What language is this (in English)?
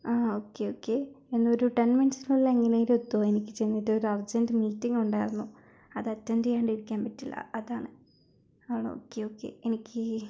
Malayalam